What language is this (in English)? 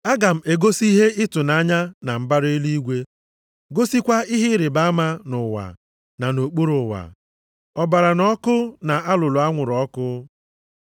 Igbo